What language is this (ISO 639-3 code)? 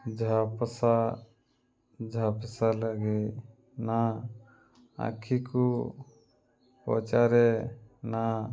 ori